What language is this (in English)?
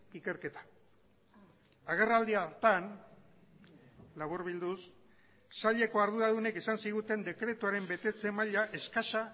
Basque